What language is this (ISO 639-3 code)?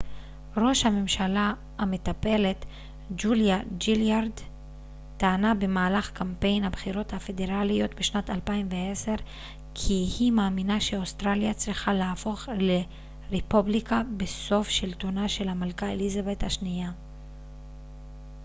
heb